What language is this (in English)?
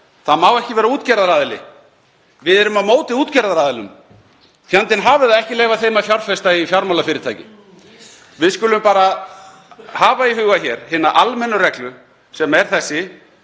Icelandic